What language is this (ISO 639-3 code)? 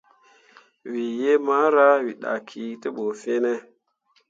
mua